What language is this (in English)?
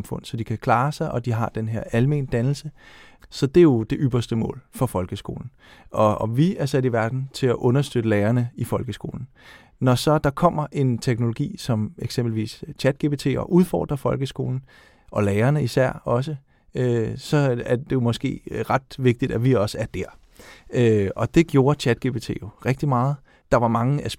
Danish